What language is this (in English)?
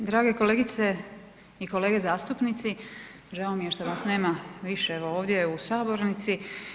Croatian